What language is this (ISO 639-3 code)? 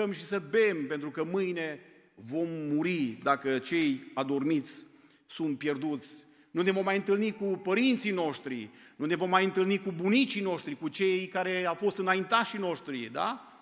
ron